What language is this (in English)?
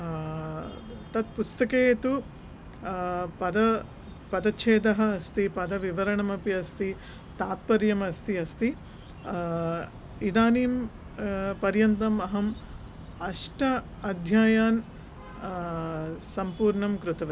Sanskrit